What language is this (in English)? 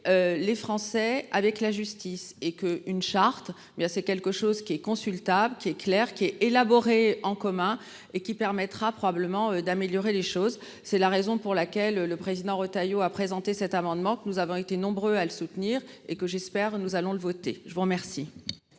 French